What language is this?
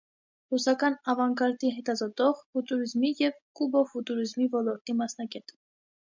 Armenian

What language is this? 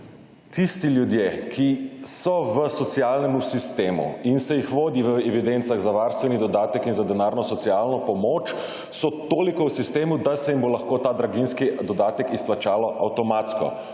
Slovenian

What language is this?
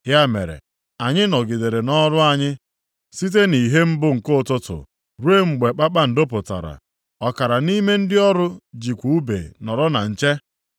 Igbo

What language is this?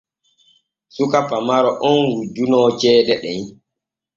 Borgu Fulfulde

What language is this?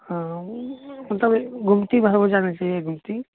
Maithili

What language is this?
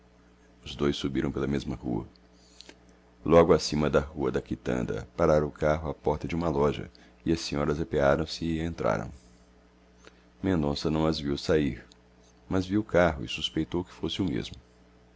Portuguese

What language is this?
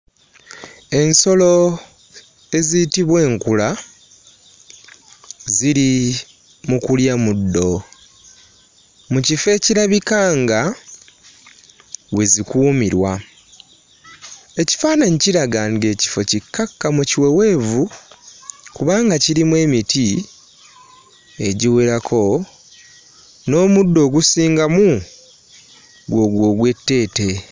Ganda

